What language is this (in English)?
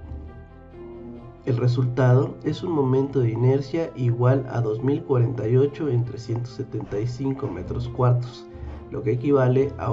Spanish